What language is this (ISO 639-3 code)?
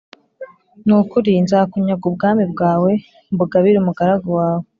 kin